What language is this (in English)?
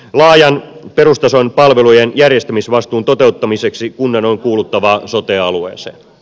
Finnish